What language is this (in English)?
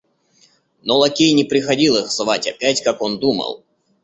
Russian